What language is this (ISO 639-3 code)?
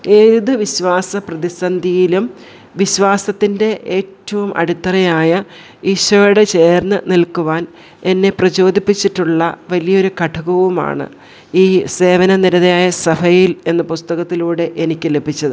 mal